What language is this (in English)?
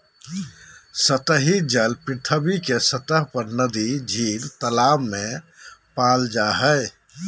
Magahi